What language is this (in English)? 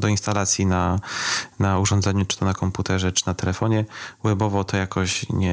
Polish